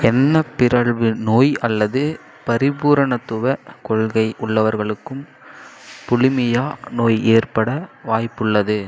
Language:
Tamil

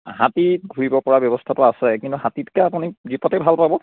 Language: Assamese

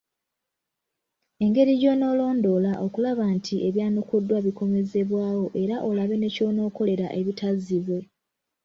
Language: Ganda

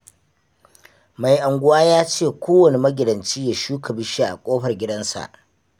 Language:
Hausa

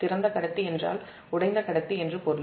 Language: Tamil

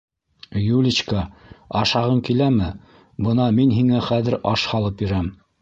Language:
Bashkir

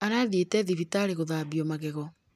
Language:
Kikuyu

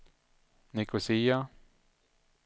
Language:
Swedish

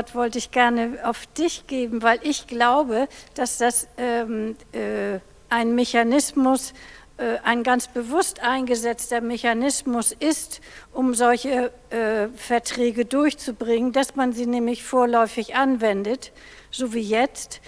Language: German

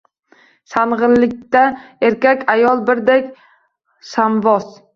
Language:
Uzbek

